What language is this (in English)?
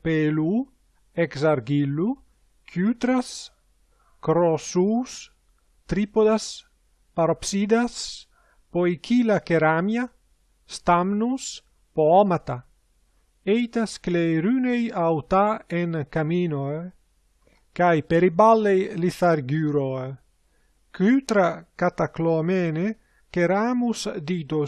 Greek